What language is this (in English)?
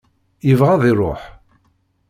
Kabyle